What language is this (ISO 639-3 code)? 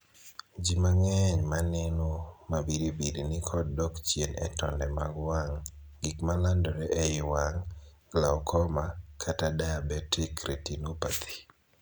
luo